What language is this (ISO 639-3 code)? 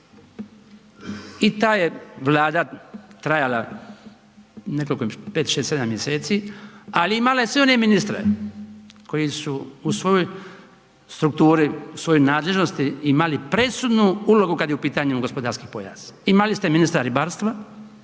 hrv